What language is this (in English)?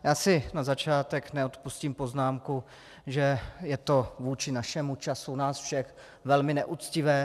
Czech